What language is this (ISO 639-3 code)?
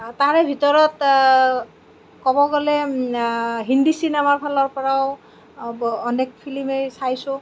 asm